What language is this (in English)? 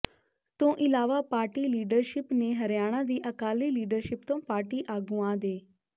Punjabi